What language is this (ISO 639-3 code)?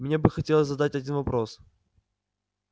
rus